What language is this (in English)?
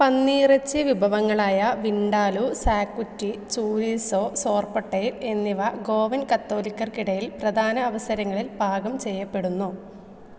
Malayalam